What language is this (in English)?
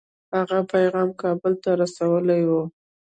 Pashto